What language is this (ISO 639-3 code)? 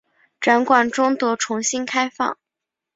zho